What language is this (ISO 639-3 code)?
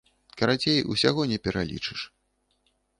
bel